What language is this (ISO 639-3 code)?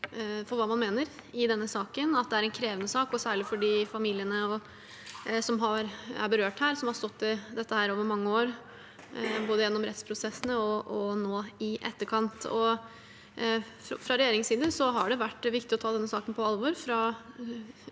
nor